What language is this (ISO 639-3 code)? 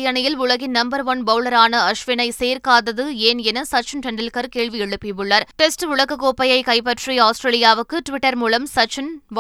tam